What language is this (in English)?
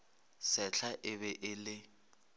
Northern Sotho